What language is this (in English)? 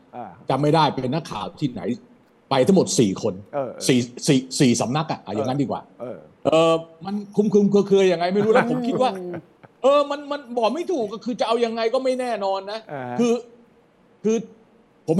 Thai